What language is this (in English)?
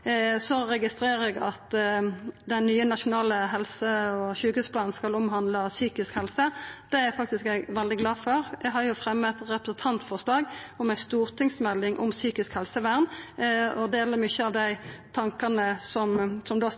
Norwegian Nynorsk